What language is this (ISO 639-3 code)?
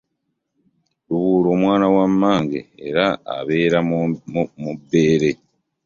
lug